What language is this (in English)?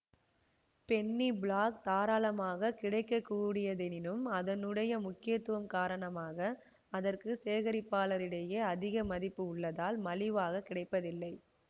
Tamil